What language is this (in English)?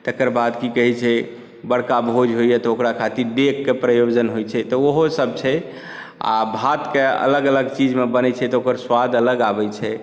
Maithili